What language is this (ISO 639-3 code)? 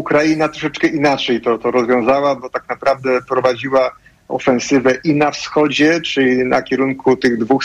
pol